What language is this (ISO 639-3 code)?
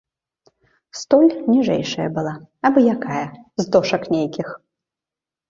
bel